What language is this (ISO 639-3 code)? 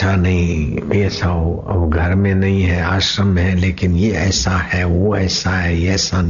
hin